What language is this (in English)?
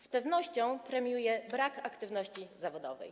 Polish